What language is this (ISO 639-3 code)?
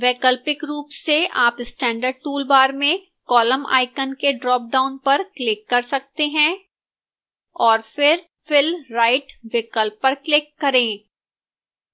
hin